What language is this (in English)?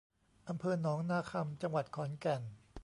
Thai